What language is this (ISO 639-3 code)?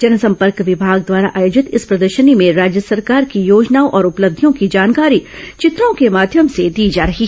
hin